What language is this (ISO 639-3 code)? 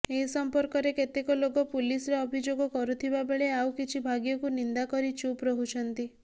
ori